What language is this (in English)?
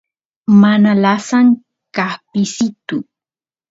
Santiago del Estero Quichua